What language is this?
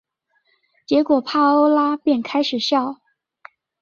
Chinese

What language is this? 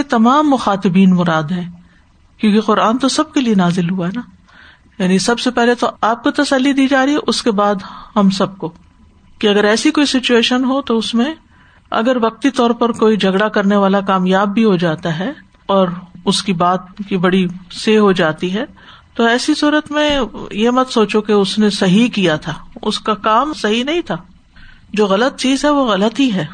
Urdu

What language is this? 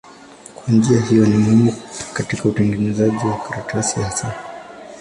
Swahili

